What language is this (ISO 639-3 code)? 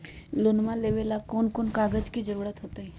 mag